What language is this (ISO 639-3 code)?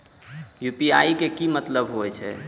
mai